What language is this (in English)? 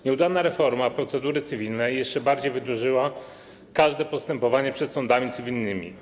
Polish